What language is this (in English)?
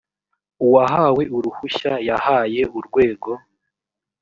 Kinyarwanda